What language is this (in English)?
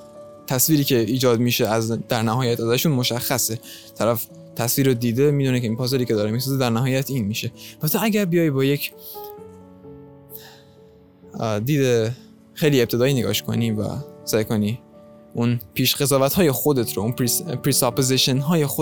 Persian